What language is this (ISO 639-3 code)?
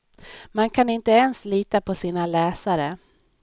swe